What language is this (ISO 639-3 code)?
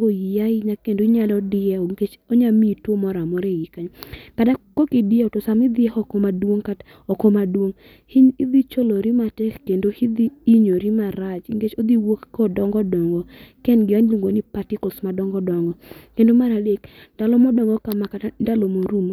luo